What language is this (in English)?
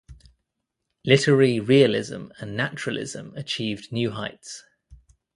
English